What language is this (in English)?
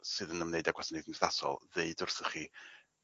Welsh